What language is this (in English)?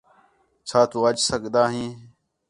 Khetrani